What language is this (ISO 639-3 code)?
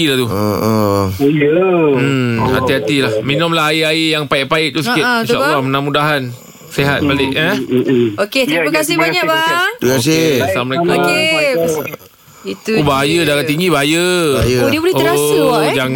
msa